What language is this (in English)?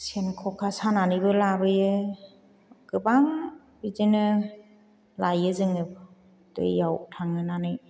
Bodo